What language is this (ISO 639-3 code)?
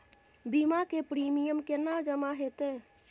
mai